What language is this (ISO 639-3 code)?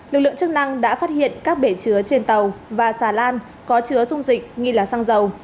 vie